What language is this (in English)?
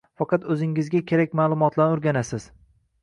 Uzbek